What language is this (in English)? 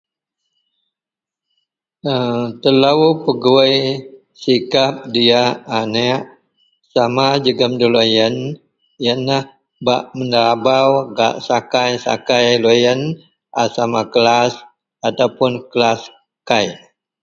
Central Melanau